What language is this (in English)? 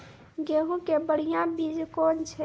Maithili